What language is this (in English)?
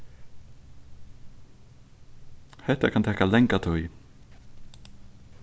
Faroese